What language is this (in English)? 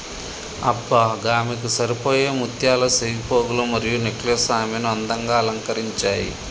Telugu